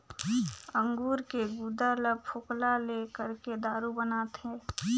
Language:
Chhattisgarhi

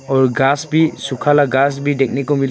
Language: Hindi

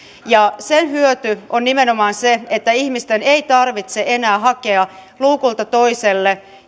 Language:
Finnish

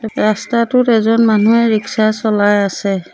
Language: Assamese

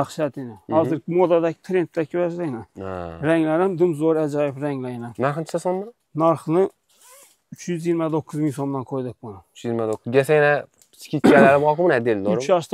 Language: Turkish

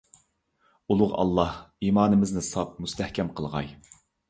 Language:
Uyghur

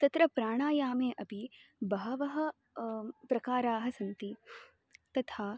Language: Sanskrit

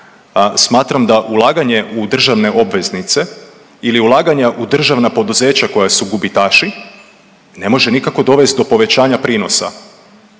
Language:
Croatian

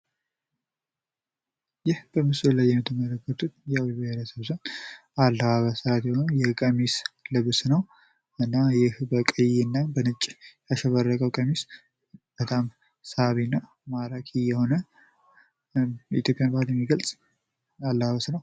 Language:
Amharic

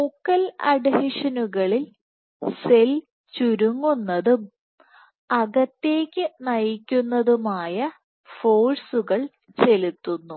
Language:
Malayalam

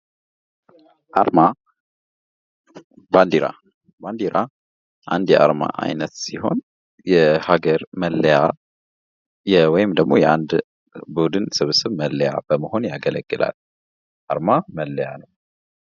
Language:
Amharic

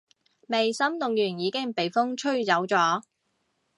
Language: Cantonese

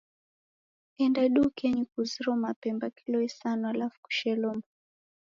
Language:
Taita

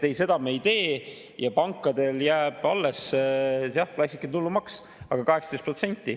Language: Estonian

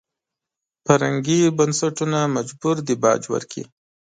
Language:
Pashto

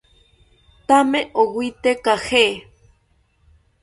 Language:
South Ucayali Ashéninka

